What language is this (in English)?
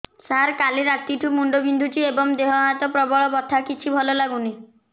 Odia